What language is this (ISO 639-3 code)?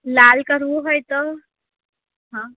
guj